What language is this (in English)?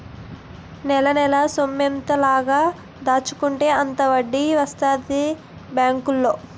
Telugu